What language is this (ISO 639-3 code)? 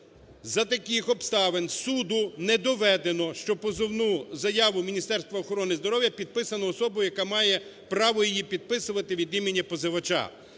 ukr